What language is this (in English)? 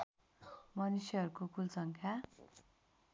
Nepali